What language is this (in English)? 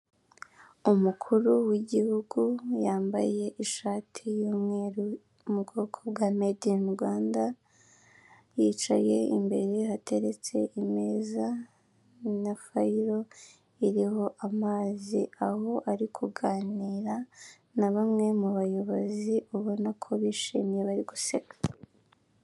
Kinyarwanda